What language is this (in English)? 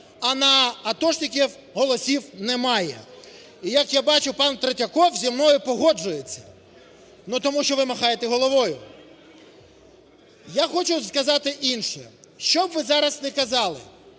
Ukrainian